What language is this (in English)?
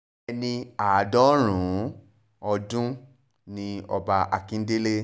Yoruba